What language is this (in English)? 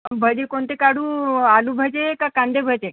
Marathi